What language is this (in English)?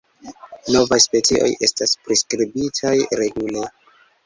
Esperanto